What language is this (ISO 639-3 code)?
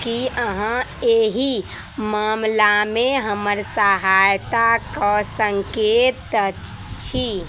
mai